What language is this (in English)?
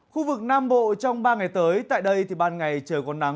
Vietnamese